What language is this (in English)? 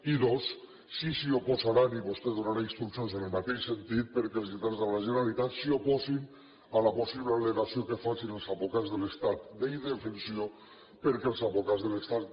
Catalan